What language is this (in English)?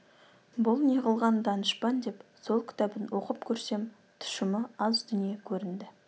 Kazakh